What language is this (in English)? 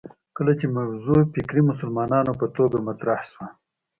Pashto